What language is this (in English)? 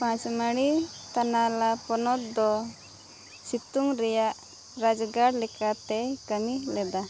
Santali